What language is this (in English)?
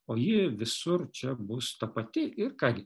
Lithuanian